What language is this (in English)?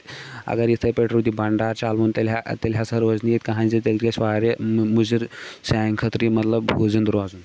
Kashmiri